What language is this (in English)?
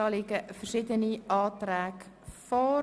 Swiss German